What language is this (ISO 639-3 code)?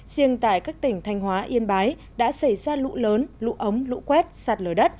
vie